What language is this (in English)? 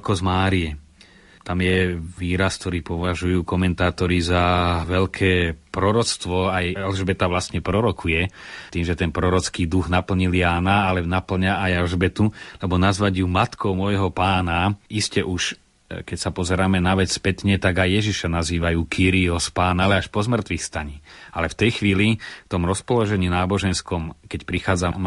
Slovak